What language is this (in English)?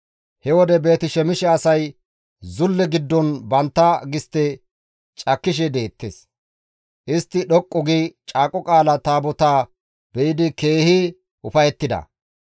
Gamo